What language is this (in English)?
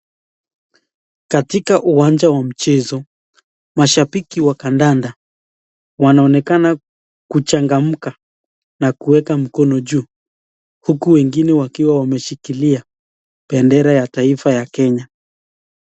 Swahili